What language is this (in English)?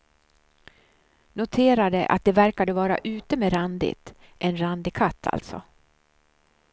Swedish